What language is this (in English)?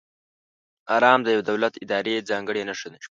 Pashto